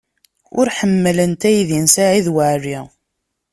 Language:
Kabyle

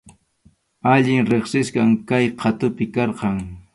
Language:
Arequipa-La Unión Quechua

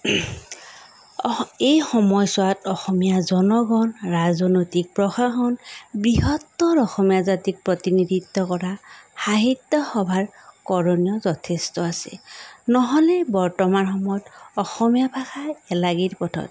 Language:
Assamese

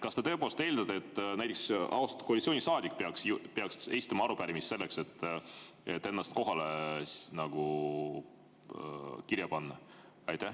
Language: Estonian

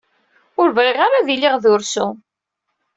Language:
Kabyle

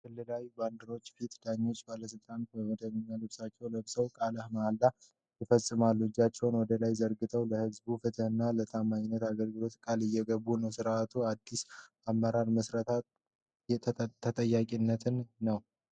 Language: Amharic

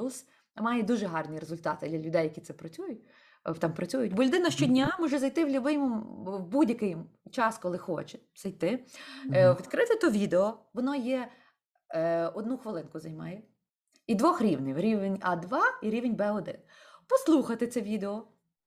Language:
Ukrainian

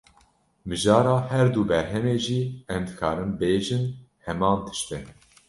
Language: Kurdish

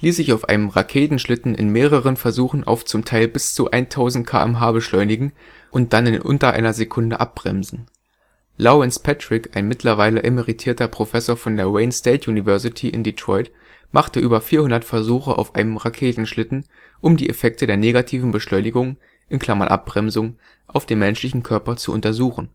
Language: German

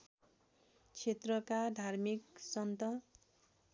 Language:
Nepali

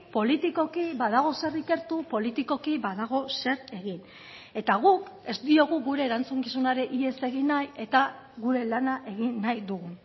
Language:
Basque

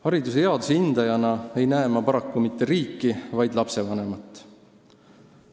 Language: Estonian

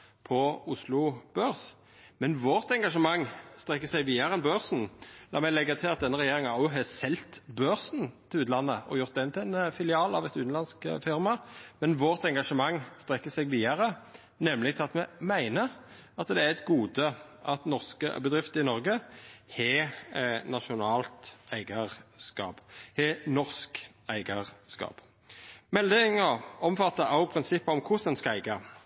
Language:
Norwegian Nynorsk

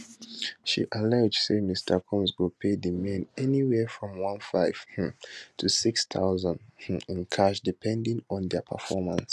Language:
Nigerian Pidgin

